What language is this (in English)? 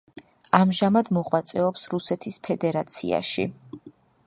Georgian